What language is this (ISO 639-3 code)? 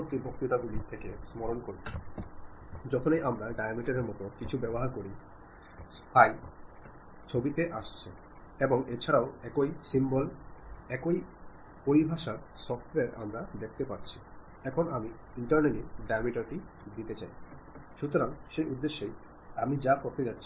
mal